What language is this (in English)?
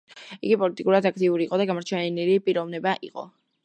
Georgian